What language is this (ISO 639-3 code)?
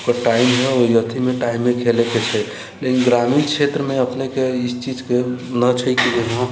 mai